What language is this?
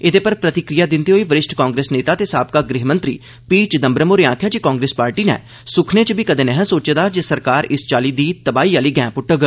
Dogri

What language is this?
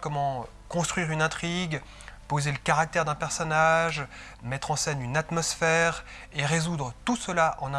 French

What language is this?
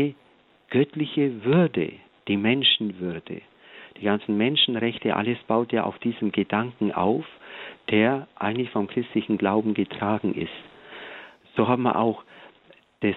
German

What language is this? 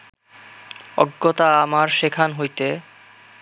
Bangla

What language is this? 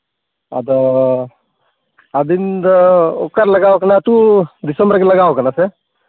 Santali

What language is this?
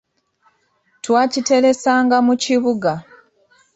Ganda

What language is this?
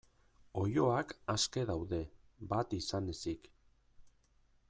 Basque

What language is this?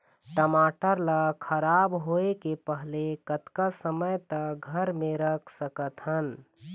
Chhattisgarhi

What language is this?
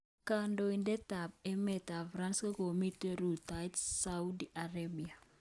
Kalenjin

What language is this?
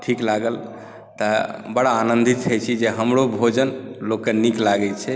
Maithili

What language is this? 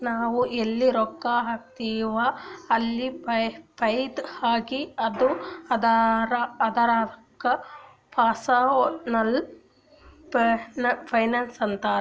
Kannada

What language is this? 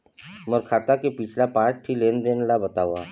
Chhattisgarhi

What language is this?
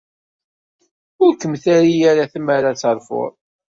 Kabyle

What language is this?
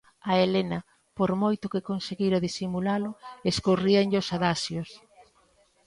Galician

